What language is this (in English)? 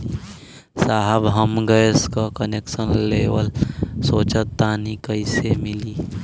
Bhojpuri